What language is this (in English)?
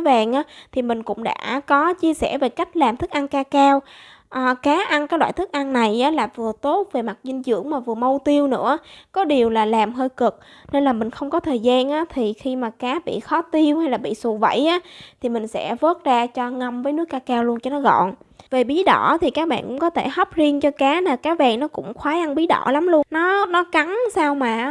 Vietnamese